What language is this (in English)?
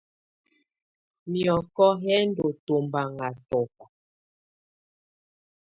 Tunen